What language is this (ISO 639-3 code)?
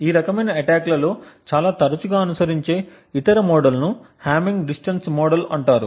tel